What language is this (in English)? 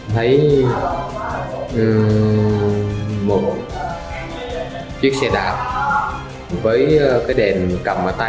Vietnamese